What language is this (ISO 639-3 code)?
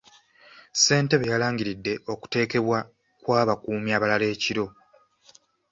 lug